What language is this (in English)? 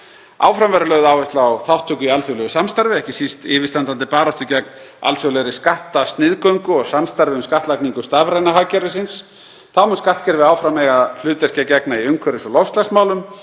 Icelandic